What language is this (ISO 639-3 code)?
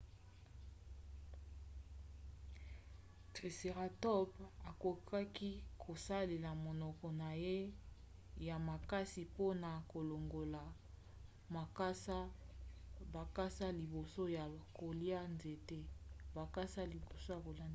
lin